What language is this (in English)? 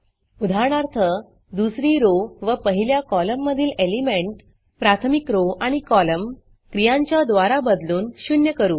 Marathi